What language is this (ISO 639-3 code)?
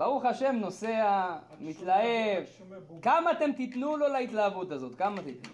heb